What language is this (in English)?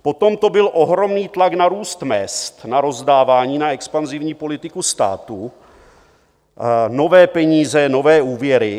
Czech